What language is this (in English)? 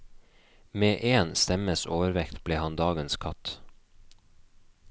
Norwegian